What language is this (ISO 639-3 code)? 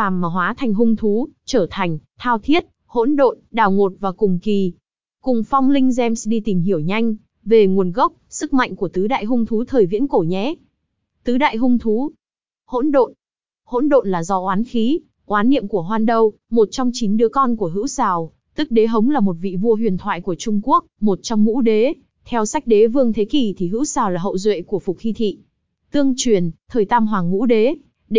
vie